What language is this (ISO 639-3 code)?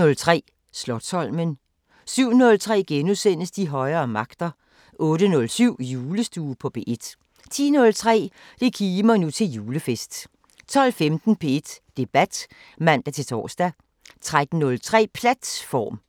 dan